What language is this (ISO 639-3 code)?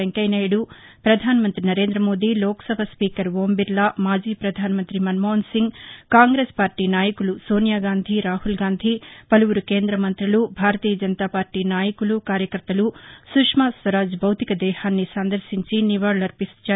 tel